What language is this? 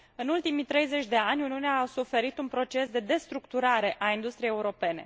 Romanian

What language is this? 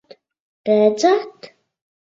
Latvian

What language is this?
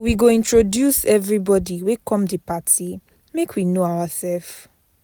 Nigerian Pidgin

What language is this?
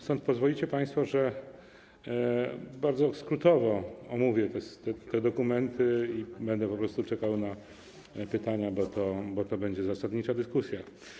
Polish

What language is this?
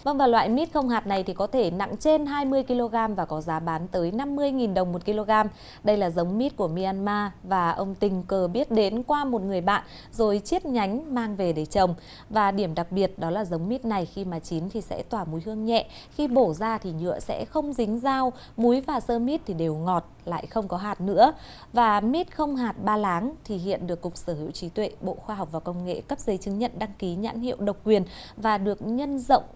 Vietnamese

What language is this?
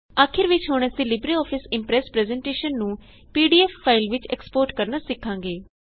Punjabi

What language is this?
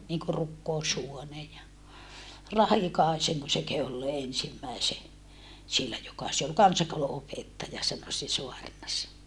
Finnish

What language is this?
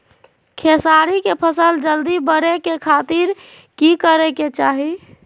Magahi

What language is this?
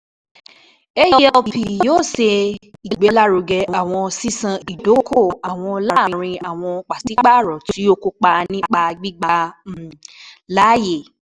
Yoruba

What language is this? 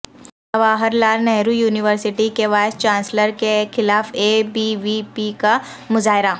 Urdu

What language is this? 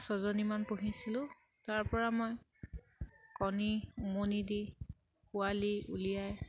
Assamese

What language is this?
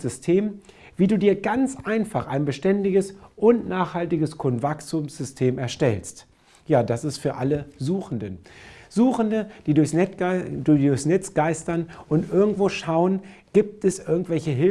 German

